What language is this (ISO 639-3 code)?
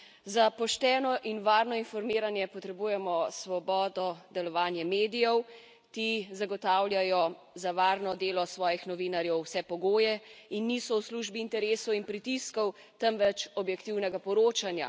slv